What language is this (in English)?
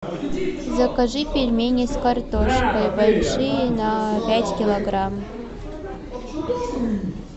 Russian